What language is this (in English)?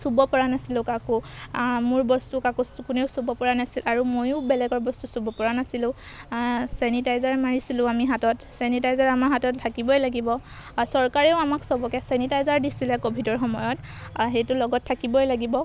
Assamese